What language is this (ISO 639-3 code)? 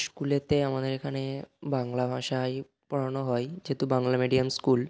ben